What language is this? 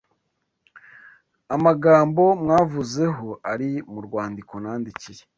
Kinyarwanda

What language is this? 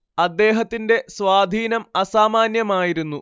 Malayalam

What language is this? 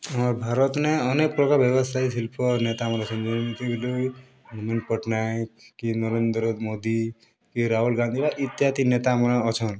Odia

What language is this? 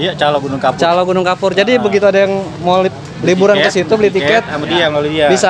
Indonesian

